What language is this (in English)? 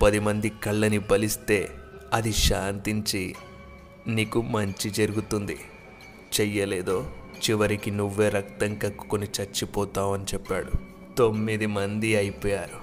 Telugu